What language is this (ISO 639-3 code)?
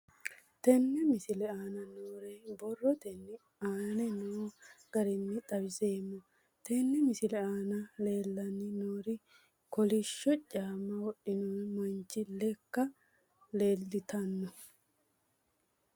sid